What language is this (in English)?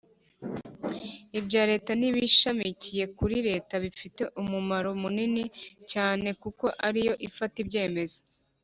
Kinyarwanda